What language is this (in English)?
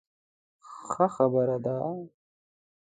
Pashto